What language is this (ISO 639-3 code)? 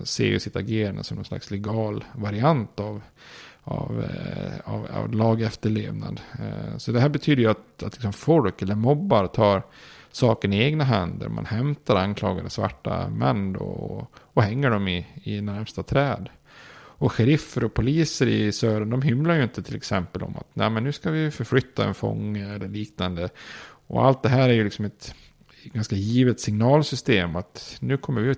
swe